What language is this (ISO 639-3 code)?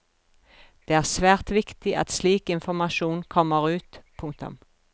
nor